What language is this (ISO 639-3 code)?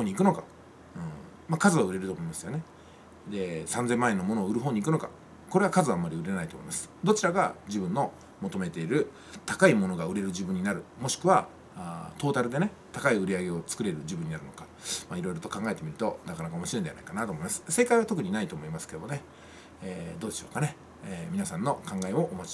jpn